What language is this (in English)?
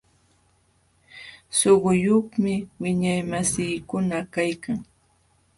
Jauja Wanca Quechua